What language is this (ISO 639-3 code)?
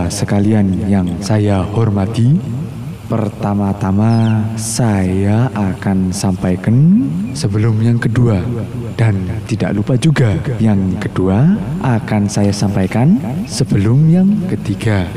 ind